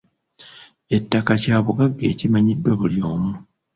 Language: Ganda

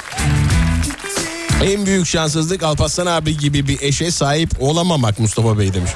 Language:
Turkish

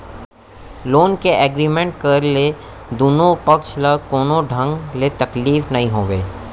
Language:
Chhattisgarhi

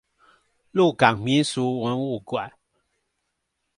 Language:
Chinese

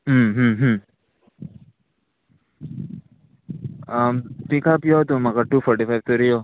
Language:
Konkani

